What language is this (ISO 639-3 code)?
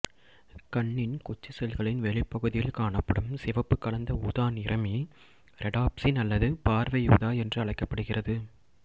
tam